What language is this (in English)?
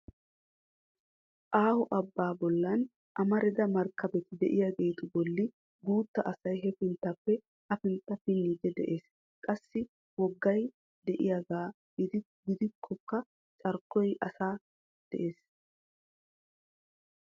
Wolaytta